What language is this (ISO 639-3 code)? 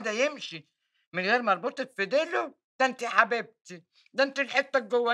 ara